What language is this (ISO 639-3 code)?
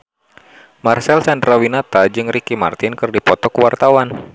sun